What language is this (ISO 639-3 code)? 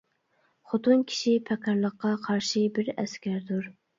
uig